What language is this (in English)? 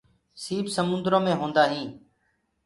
Gurgula